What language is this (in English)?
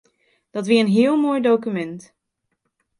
Western Frisian